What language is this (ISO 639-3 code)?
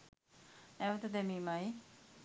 sin